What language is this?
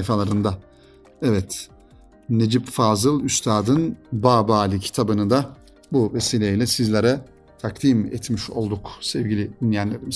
Turkish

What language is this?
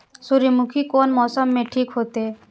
Maithili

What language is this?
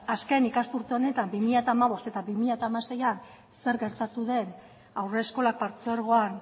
Basque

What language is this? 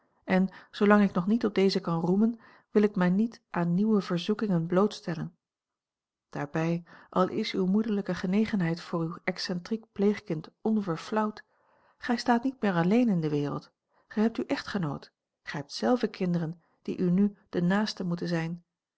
Dutch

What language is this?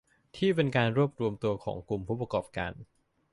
Thai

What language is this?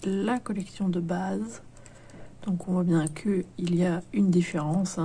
French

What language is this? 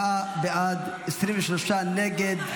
Hebrew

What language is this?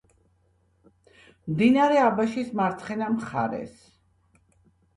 Georgian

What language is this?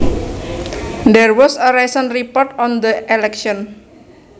Javanese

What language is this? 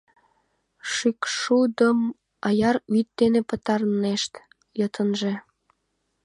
Mari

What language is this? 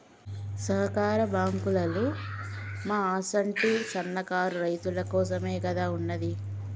Telugu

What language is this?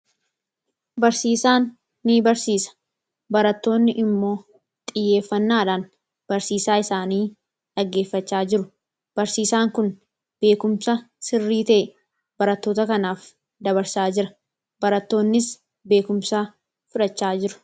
Oromo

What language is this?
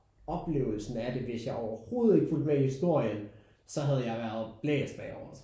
Danish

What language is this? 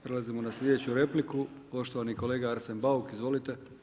Croatian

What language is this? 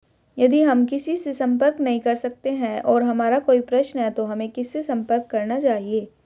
Hindi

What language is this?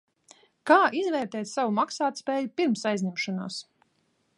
Latvian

